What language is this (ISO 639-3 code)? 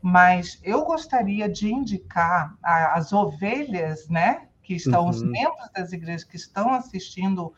por